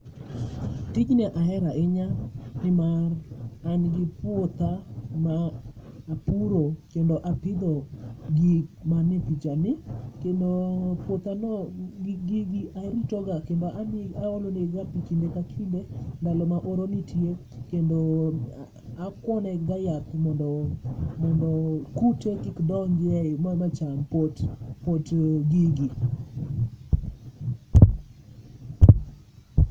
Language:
Luo (Kenya and Tanzania)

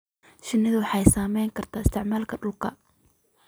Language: Somali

